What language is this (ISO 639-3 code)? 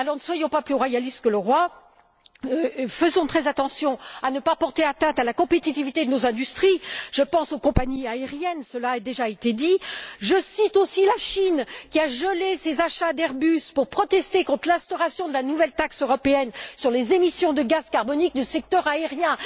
fra